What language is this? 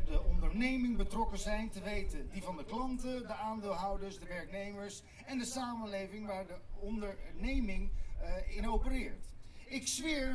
Dutch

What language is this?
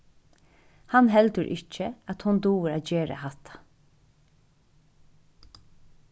Faroese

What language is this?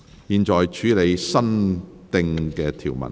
Cantonese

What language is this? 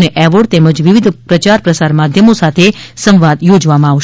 Gujarati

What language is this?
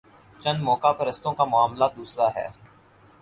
Urdu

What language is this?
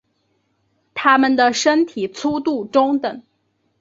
Chinese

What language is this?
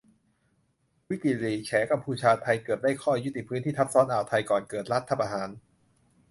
Thai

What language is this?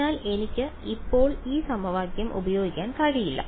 Malayalam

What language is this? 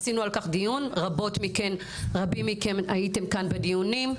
Hebrew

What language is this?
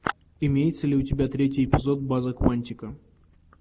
Russian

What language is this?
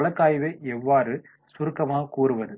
Tamil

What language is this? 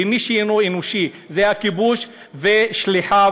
Hebrew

